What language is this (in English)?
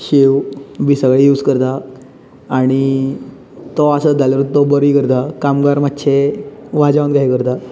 Konkani